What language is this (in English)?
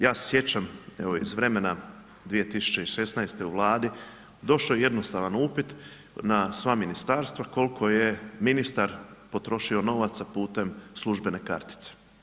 Croatian